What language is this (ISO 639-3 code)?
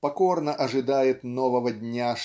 rus